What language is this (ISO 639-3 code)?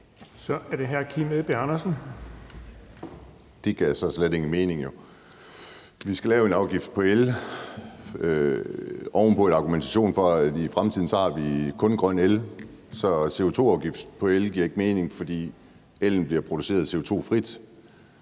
dan